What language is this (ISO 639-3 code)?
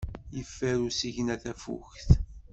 kab